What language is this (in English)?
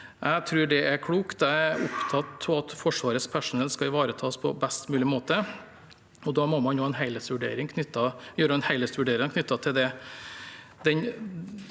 Norwegian